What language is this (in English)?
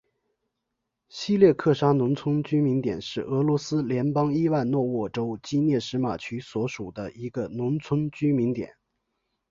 Chinese